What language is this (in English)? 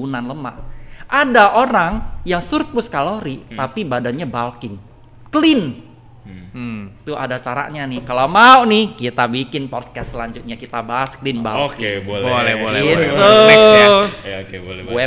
Indonesian